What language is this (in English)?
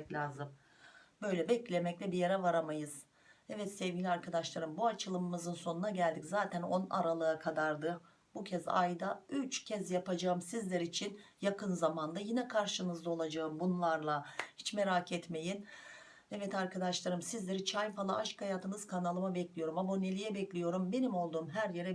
Turkish